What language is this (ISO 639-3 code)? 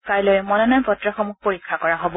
asm